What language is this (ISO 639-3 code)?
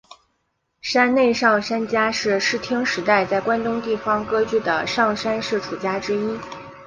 zho